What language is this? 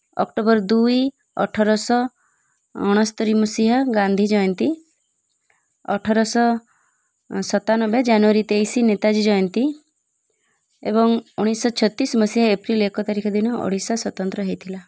Odia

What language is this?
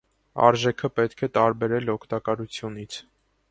Armenian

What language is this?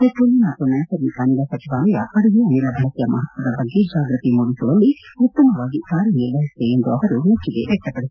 Kannada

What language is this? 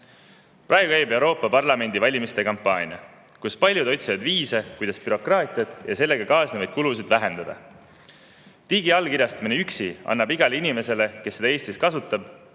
Estonian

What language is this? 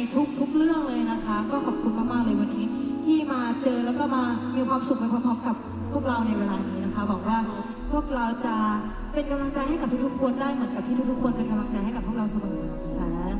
Thai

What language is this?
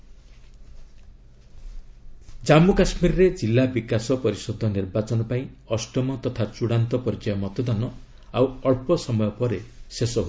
Odia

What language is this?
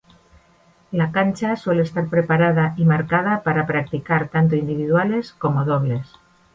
Spanish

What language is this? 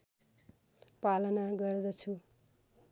Nepali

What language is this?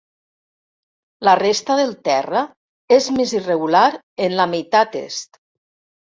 Catalan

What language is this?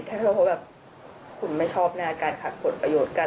Thai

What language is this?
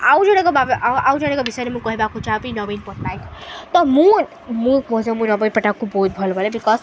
Odia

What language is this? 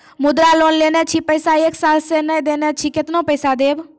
Maithili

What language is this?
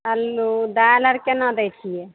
Maithili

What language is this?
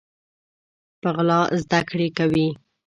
Pashto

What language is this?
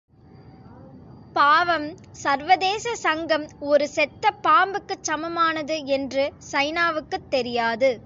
Tamil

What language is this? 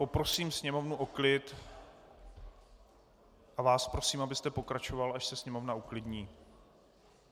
Czech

